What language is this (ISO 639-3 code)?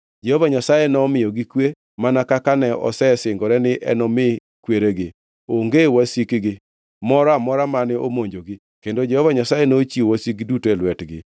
luo